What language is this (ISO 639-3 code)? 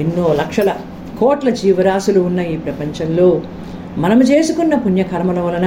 tel